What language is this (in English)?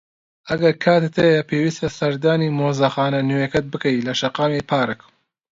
Central Kurdish